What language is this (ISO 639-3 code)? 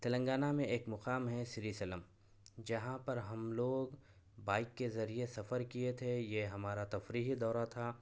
urd